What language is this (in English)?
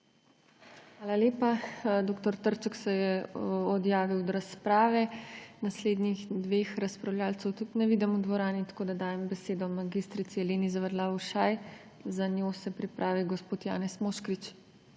Slovenian